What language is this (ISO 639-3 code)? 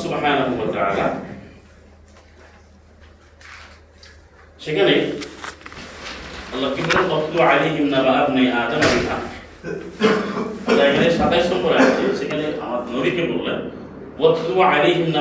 ben